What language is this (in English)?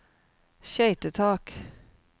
Norwegian